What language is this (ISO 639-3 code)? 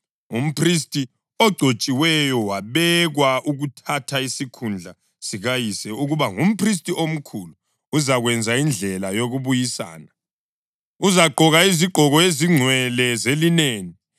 nde